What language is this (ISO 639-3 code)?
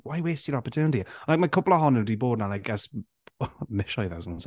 cym